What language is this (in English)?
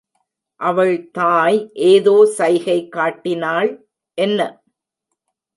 Tamil